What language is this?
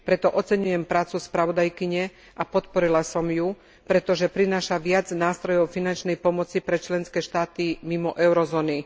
Slovak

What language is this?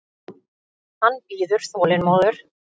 Icelandic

